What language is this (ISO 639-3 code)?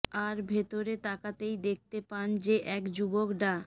ben